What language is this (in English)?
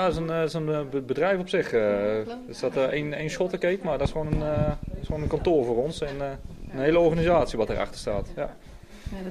Dutch